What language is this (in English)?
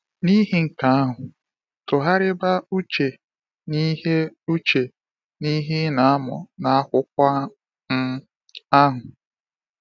Igbo